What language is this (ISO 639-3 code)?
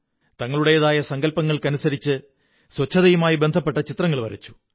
mal